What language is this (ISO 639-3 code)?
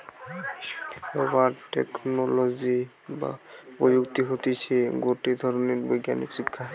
ben